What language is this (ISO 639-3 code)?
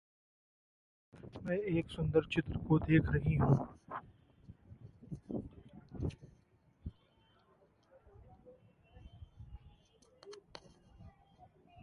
hin